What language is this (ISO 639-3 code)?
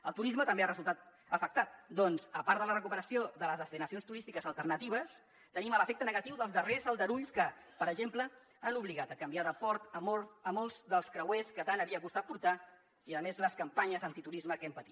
cat